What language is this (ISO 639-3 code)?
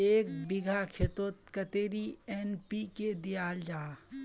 mag